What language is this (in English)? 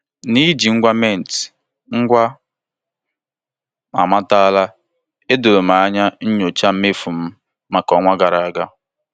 Igbo